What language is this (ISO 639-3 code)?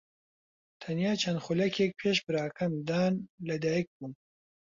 ckb